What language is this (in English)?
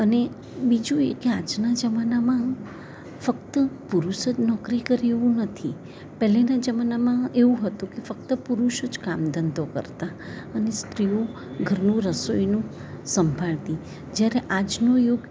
Gujarati